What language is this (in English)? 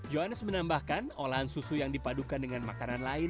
Indonesian